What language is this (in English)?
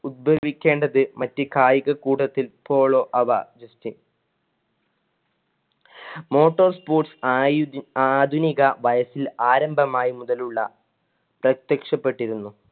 Malayalam